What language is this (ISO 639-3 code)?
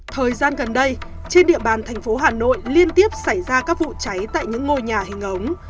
vie